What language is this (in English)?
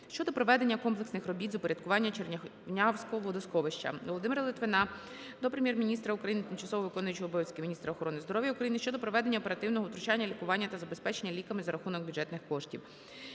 Ukrainian